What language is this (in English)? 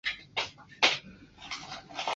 Chinese